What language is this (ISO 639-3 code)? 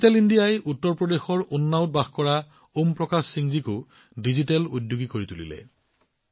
asm